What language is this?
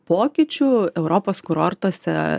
Lithuanian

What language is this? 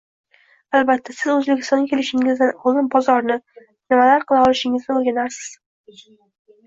Uzbek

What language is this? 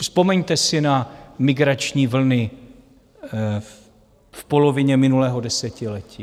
Czech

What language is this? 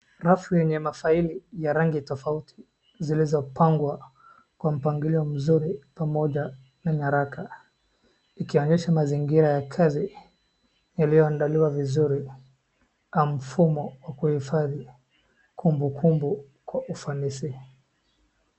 Swahili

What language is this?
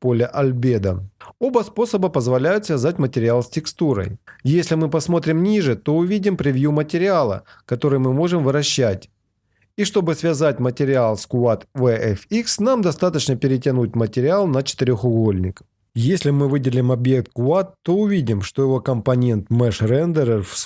Russian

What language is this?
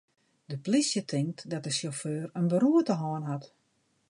Western Frisian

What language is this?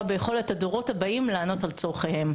Hebrew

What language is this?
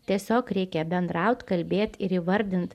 Lithuanian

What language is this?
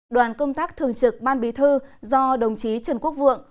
Vietnamese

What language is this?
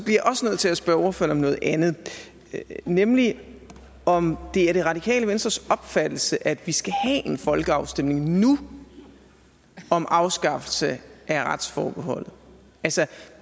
Danish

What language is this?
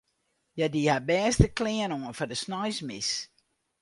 Western Frisian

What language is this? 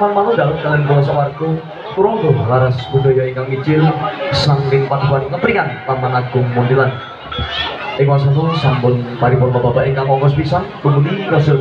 Indonesian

